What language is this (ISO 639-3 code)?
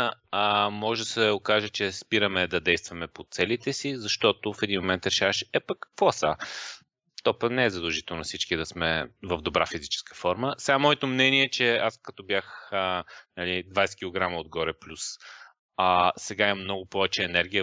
bul